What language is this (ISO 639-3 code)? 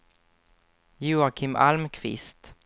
swe